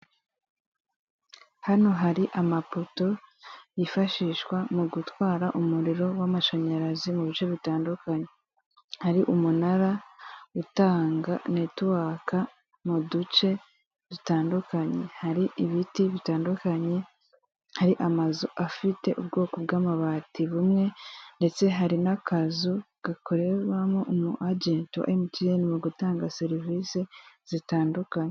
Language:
Kinyarwanda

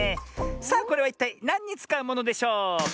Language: Japanese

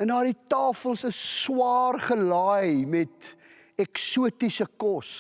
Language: Dutch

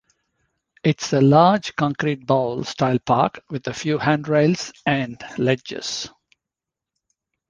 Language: English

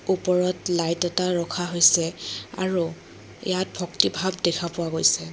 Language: Assamese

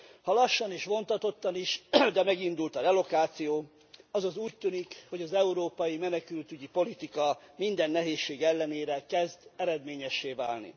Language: Hungarian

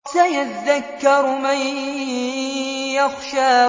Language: Arabic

